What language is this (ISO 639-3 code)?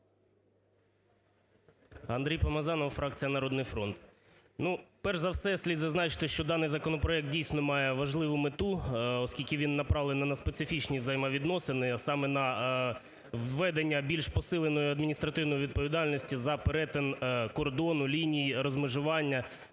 ukr